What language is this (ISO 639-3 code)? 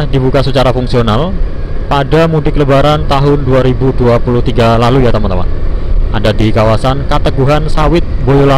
ind